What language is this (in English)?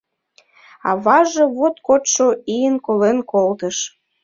Mari